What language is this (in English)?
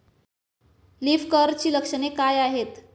Marathi